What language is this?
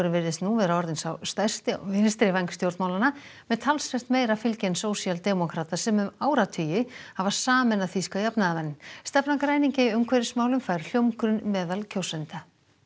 Icelandic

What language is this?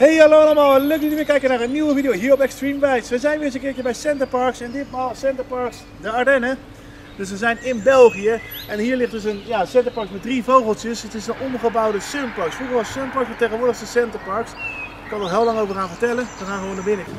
Dutch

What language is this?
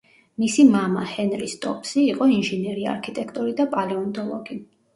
Georgian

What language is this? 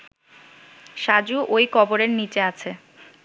Bangla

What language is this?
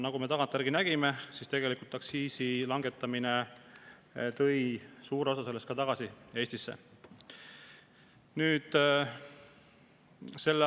Estonian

